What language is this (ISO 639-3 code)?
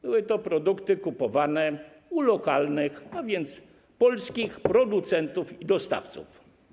pol